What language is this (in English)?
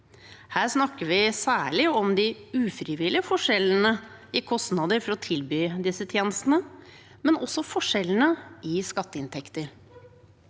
Norwegian